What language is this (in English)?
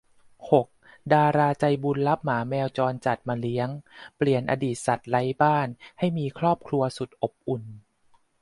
Thai